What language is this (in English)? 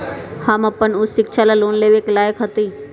Magahi